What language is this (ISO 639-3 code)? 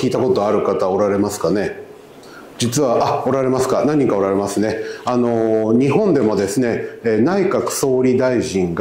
jpn